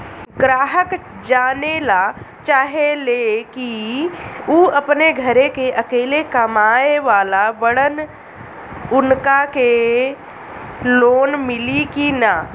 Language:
Bhojpuri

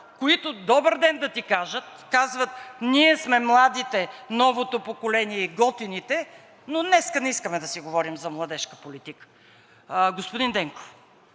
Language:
Bulgarian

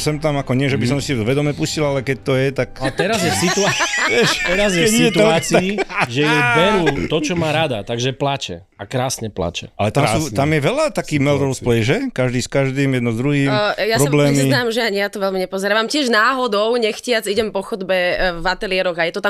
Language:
Slovak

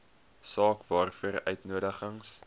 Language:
Afrikaans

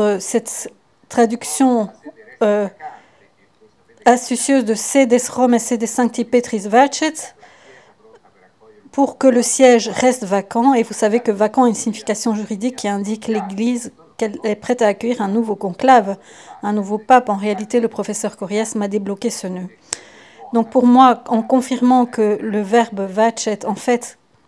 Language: French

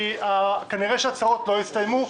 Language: Hebrew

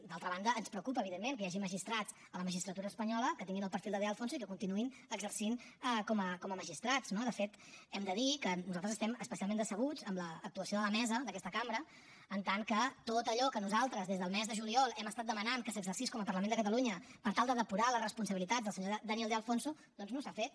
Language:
Catalan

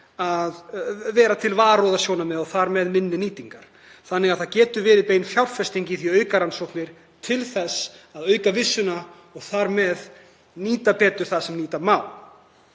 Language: Icelandic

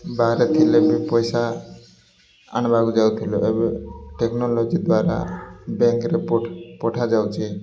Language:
Odia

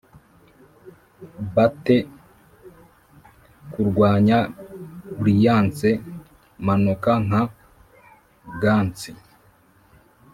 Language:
Kinyarwanda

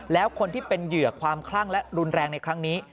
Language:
Thai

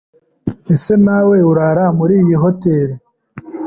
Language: Kinyarwanda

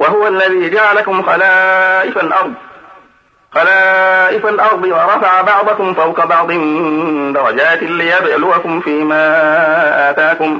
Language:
Arabic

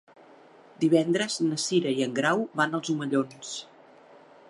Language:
Catalan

